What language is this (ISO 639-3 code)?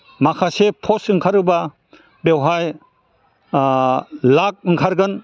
brx